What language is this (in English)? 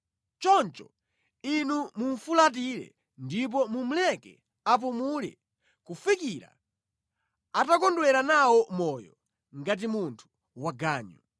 Nyanja